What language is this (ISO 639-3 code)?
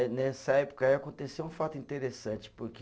por